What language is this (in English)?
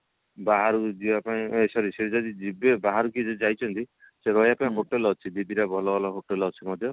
Odia